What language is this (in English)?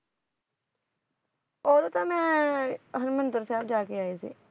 Punjabi